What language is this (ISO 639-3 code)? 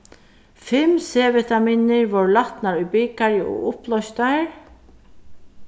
fao